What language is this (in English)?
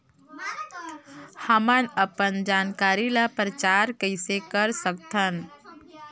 Chhattisgarhi